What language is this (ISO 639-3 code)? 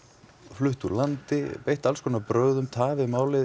isl